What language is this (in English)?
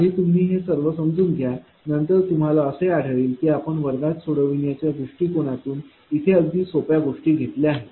Marathi